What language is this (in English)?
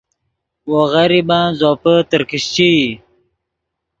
Yidgha